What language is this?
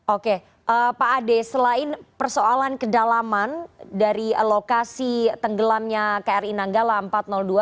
Indonesian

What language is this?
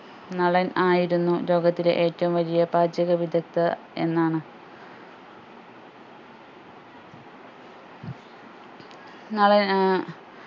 Malayalam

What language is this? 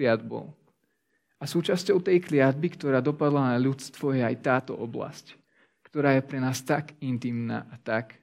Slovak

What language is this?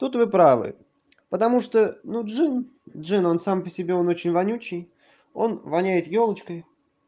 Russian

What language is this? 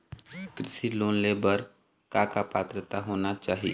Chhattisgarhi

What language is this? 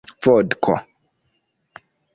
Esperanto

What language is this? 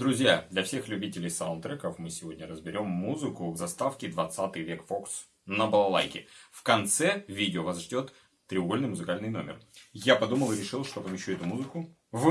Russian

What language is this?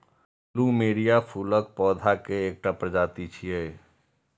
Maithili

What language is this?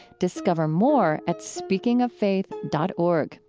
English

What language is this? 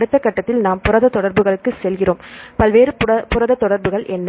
Tamil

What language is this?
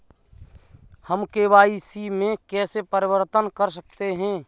Hindi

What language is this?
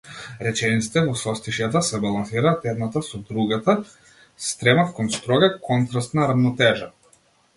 Macedonian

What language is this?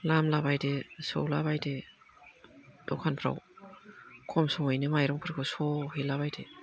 Bodo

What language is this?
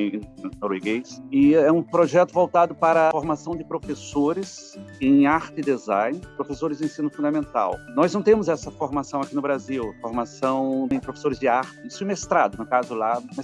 Portuguese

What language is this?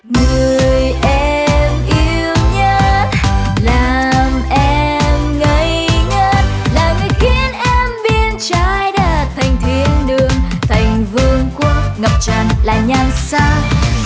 Vietnamese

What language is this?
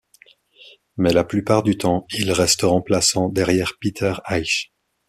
French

